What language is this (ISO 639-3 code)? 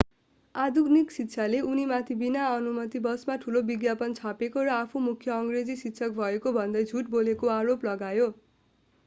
nep